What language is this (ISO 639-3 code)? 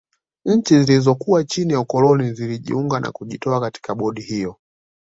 swa